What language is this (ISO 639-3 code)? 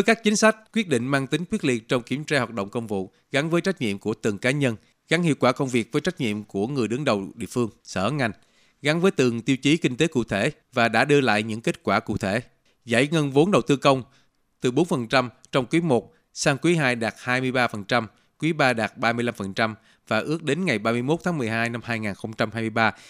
vie